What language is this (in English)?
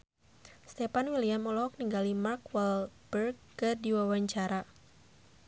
Sundanese